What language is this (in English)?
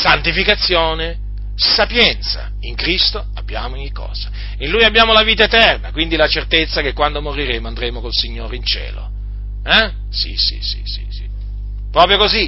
Italian